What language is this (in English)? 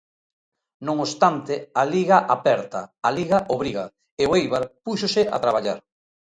Galician